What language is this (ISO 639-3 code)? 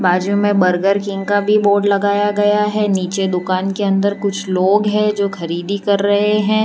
hin